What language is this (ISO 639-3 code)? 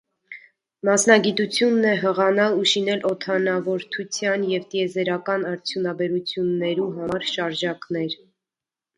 hye